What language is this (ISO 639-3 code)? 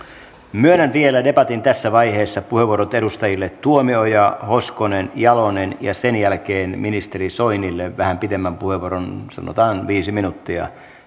fin